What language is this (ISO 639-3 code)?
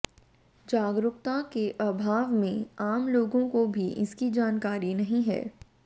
hin